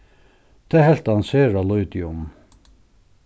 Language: Faroese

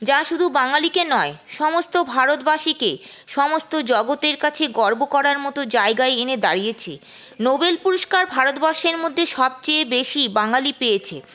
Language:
Bangla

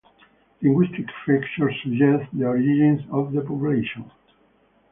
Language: English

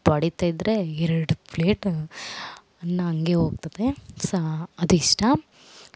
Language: Kannada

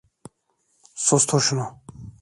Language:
Turkish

